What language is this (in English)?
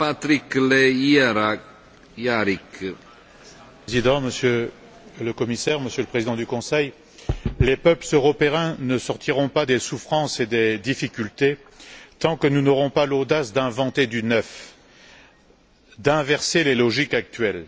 French